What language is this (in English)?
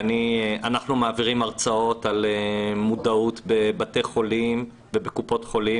Hebrew